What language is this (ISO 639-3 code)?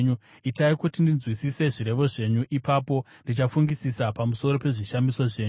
sna